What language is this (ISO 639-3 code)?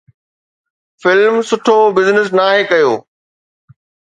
snd